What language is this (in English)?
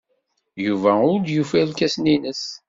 Kabyle